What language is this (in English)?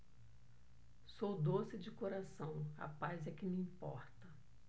Portuguese